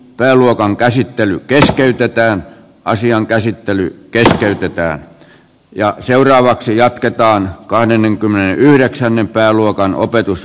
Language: Finnish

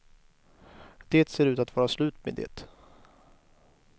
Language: Swedish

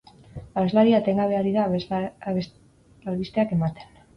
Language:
Basque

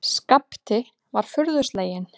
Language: Icelandic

